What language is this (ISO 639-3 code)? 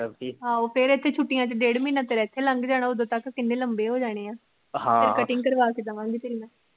pan